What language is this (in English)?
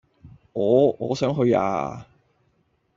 Cantonese